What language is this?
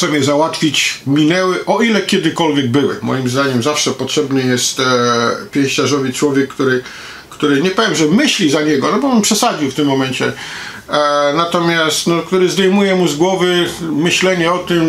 Polish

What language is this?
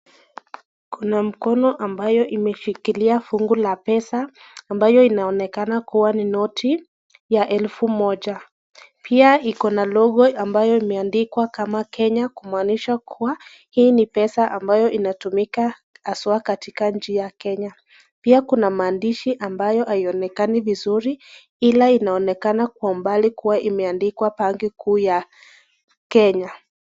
Swahili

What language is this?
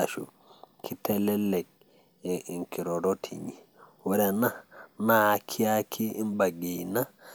Masai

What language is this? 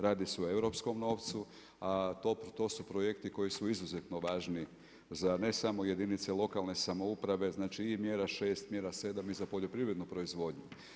Croatian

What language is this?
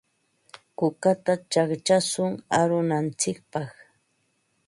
Ambo-Pasco Quechua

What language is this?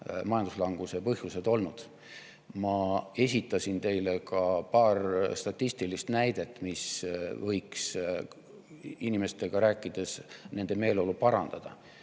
Estonian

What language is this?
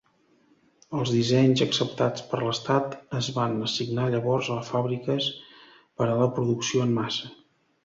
Catalan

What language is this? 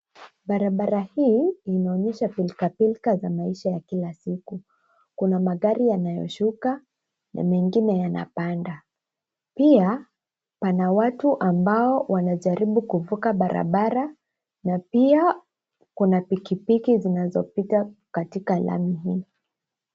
Swahili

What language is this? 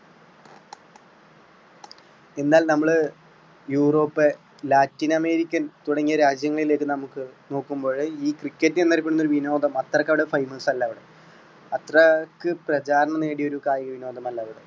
Malayalam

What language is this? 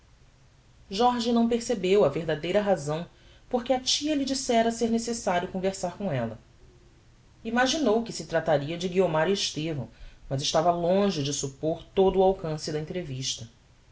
Portuguese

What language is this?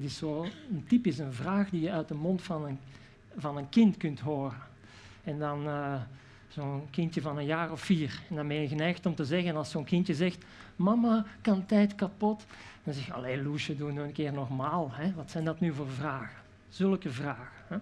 Dutch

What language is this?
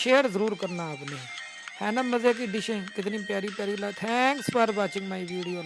Urdu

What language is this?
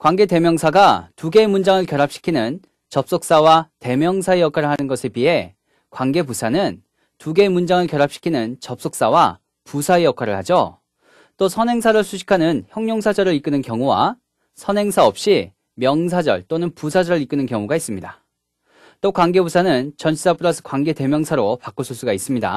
Korean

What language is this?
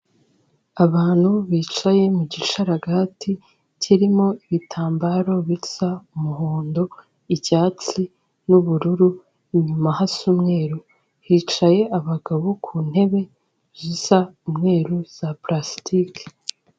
Kinyarwanda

